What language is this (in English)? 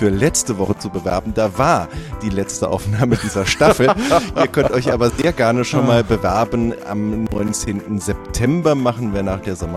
German